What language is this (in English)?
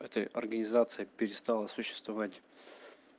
Russian